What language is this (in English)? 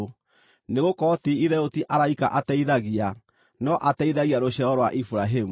Kikuyu